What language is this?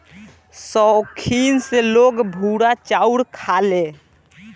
Bhojpuri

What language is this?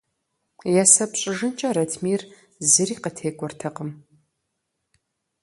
Kabardian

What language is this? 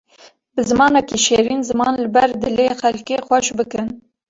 Kurdish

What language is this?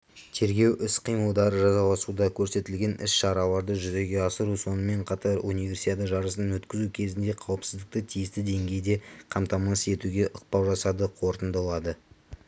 Kazakh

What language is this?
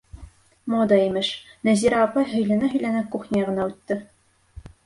Bashkir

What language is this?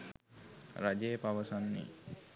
Sinhala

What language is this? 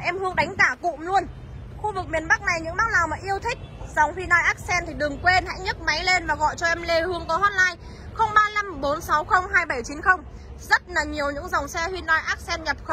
Vietnamese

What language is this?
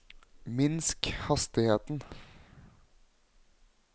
Norwegian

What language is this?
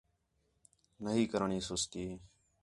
Khetrani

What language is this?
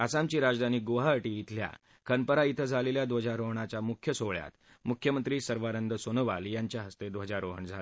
Marathi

